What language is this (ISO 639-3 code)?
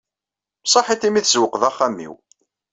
kab